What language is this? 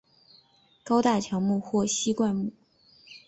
Chinese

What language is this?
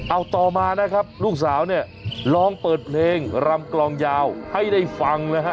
Thai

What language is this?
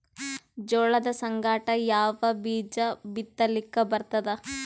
Kannada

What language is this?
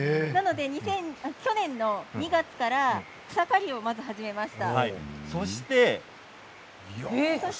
Japanese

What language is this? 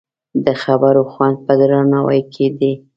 Pashto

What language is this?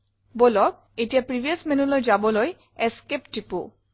Assamese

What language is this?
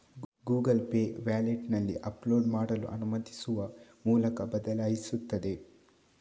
Kannada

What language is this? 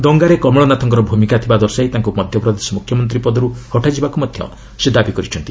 Odia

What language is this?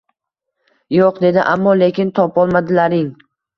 Uzbek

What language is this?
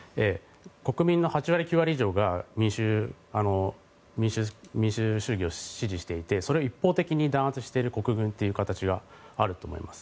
Japanese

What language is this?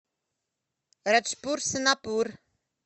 Russian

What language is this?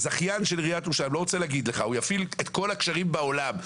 Hebrew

